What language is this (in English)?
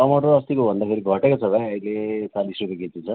Nepali